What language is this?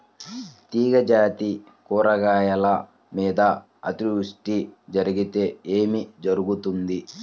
Telugu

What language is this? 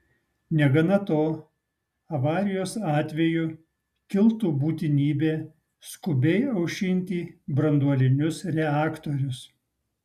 Lithuanian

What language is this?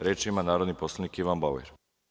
Serbian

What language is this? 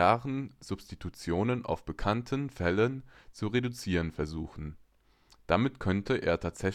German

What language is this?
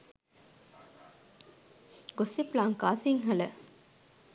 Sinhala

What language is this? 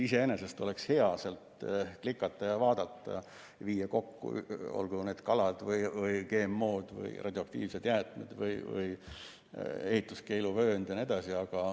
Estonian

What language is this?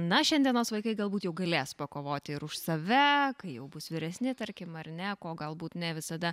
Lithuanian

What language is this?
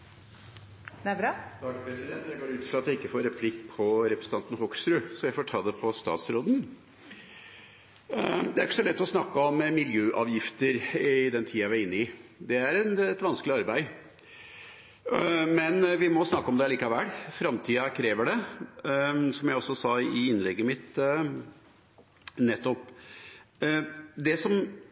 Norwegian Nynorsk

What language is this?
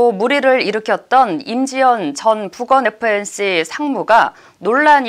Korean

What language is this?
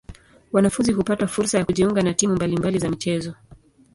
Swahili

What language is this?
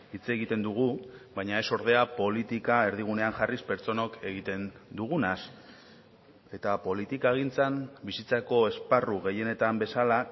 Basque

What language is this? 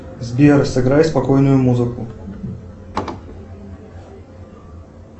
Russian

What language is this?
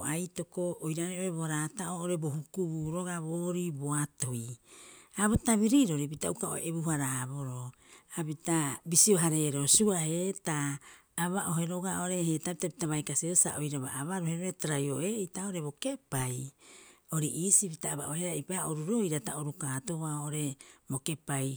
Rapoisi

